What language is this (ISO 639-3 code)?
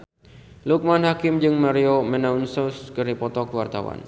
sun